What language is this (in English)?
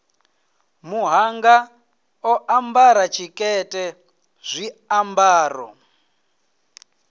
Venda